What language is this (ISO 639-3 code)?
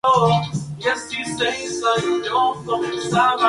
spa